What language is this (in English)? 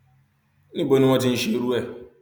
Yoruba